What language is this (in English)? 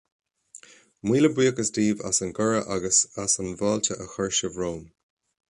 Irish